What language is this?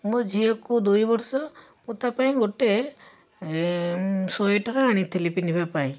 Odia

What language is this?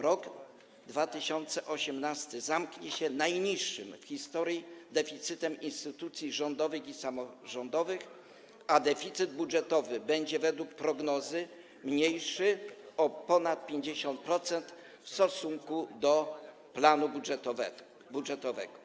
Polish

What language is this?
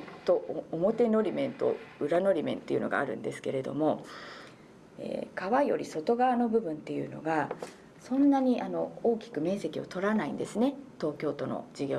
Japanese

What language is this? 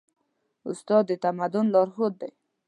Pashto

